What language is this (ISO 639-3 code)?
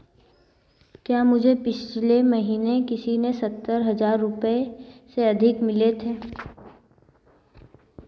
hin